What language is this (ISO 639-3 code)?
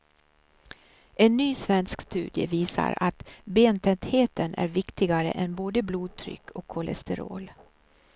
swe